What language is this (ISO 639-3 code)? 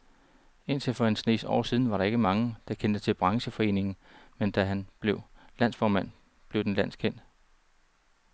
dan